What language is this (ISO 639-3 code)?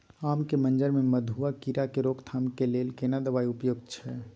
mai